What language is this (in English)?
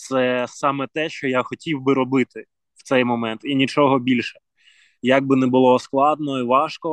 Ukrainian